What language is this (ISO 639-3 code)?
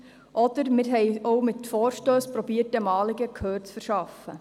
gsw